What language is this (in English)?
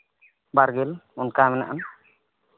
Santali